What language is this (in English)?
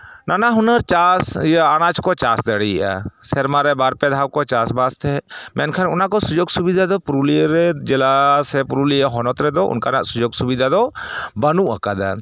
Santali